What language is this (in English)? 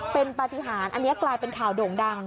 Thai